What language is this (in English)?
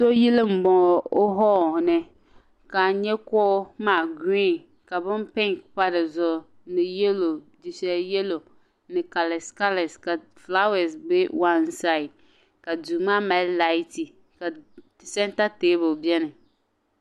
Dagbani